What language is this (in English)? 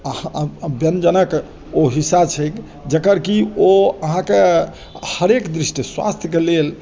Maithili